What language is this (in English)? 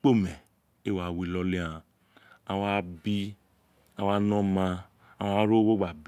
Isekiri